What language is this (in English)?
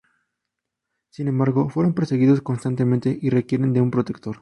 Spanish